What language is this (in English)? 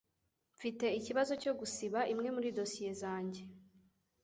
Kinyarwanda